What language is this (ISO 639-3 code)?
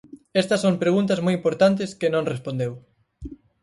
glg